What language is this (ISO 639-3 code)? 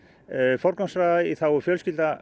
isl